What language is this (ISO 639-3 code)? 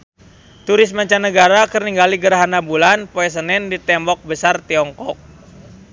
sun